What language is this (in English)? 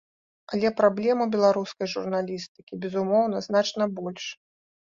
Belarusian